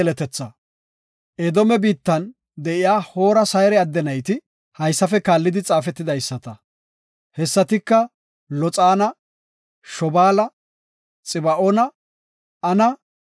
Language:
Gofa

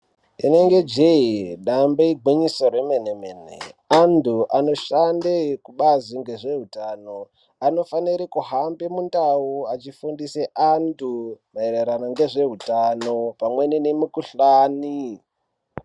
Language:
Ndau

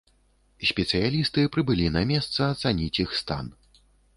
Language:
Belarusian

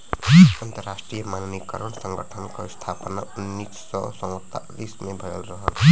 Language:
Bhojpuri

